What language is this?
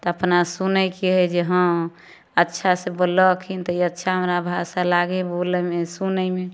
Maithili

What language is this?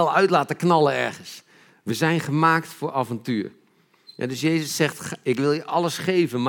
Dutch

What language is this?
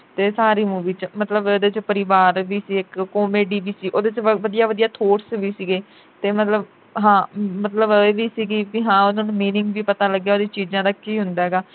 Punjabi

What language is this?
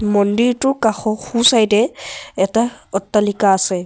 Assamese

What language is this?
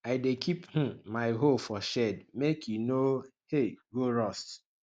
Nigerian Pidgin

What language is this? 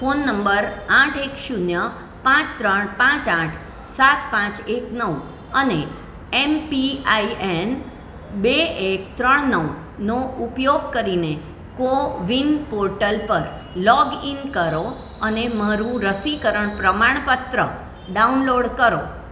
Gujarati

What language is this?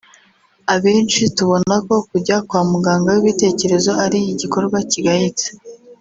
Kinyarwanda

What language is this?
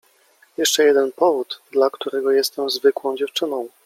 Polish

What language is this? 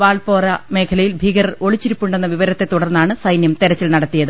Malayalam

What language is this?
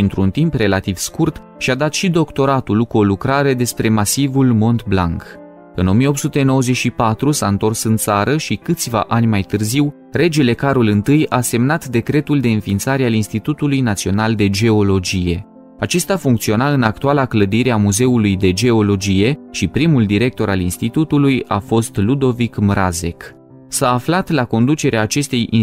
Romanian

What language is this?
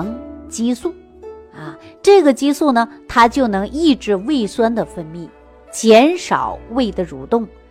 Chinese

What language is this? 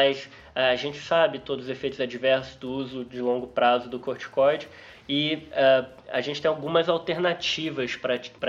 Portuguese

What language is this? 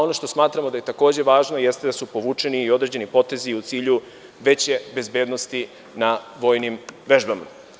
Serbian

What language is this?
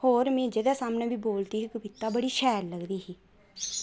Dogri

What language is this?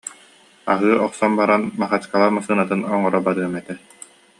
Yakut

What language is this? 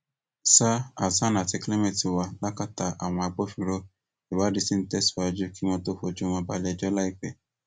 Yoruba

